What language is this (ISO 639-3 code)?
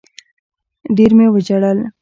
pus